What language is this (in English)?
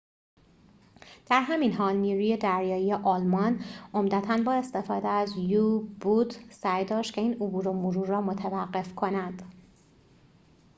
Persian